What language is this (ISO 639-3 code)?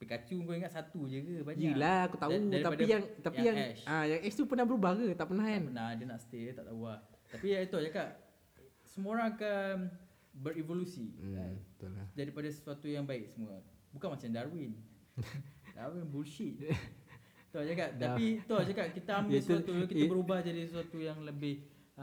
msa